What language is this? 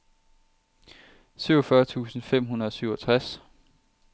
Danish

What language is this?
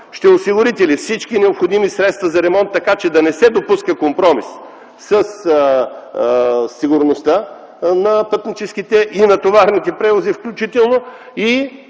Bulgarian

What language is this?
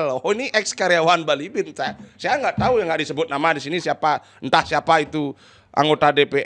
Indonesian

